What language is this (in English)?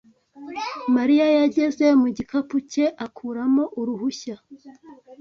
Kinyarwanda